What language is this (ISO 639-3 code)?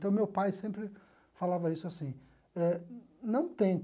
por